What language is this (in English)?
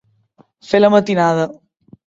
Catalan